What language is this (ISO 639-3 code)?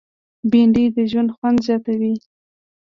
pus